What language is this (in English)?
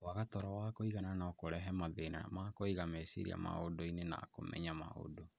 Kikuyu